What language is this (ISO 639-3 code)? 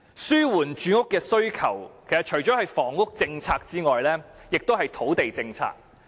yue